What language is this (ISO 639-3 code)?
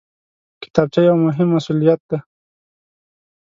pus